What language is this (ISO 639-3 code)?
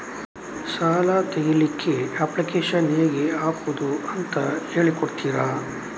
kan